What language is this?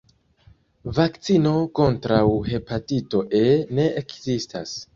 Esperanto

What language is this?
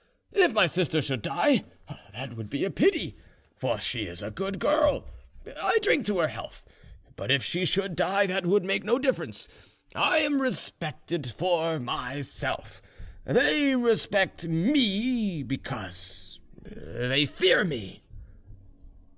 English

